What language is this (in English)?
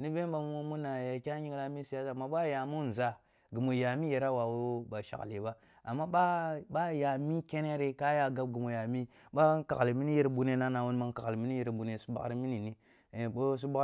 Kulung (Nigeria)